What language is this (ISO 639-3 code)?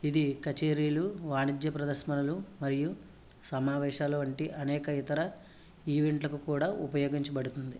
tel